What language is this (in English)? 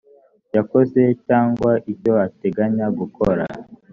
Kinyarwanda